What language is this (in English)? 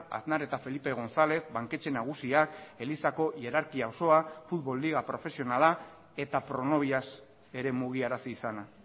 Basque